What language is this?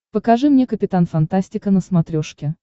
Russian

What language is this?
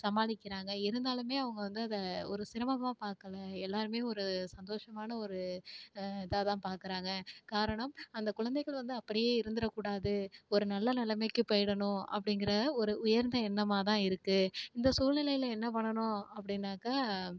Tamil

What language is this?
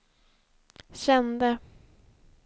Swedish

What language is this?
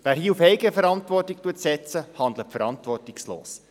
Swiss German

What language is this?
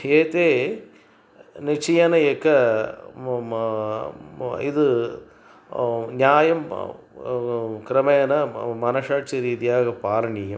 Sanskrit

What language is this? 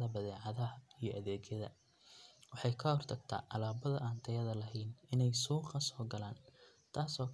Somali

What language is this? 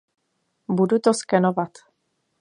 Czech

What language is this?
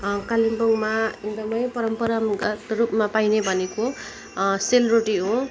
Nepali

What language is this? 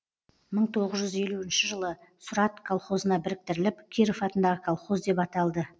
Kazakh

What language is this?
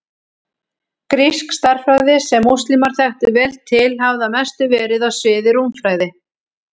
Icelandic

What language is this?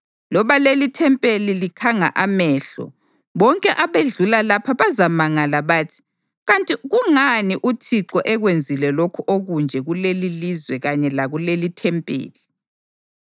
North Ndebele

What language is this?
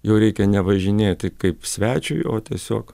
Lithuanian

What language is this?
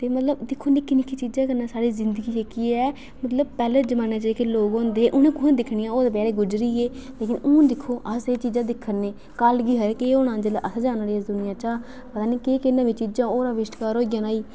Dogri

